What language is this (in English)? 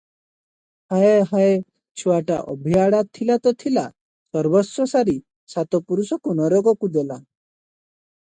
Odia